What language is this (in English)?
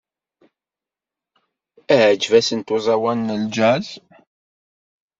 Kabyle